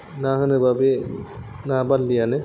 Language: Bodo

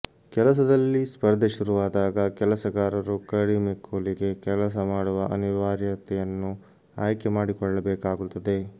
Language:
Kannada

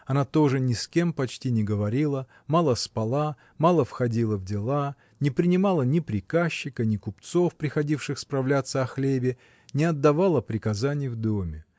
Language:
Russian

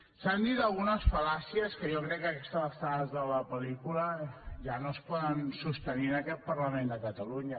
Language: Catalan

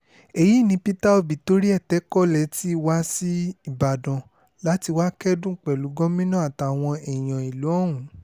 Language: Yoruba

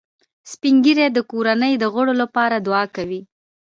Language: Pashto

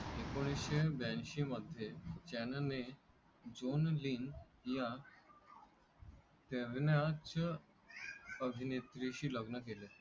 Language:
Marathi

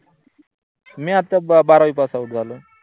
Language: Marathi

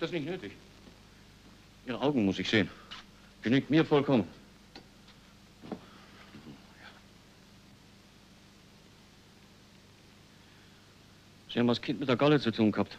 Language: German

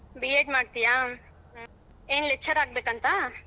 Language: Kannada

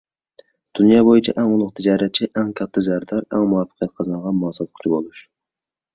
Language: Uyghur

